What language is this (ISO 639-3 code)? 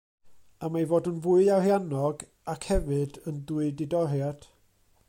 cym